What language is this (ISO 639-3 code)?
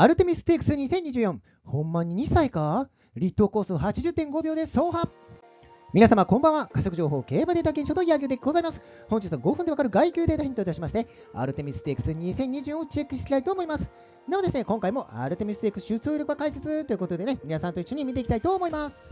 jpn